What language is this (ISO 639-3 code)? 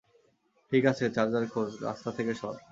ben